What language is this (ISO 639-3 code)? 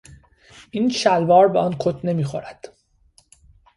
fas